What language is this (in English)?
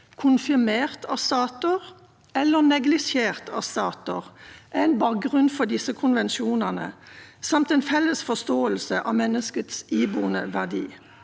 Norwegian